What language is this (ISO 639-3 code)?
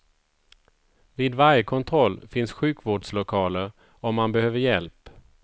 swe